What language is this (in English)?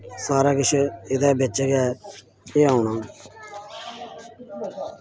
Dogri